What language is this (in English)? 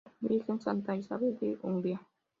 Spanish